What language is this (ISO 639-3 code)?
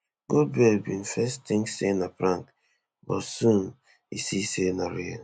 pcm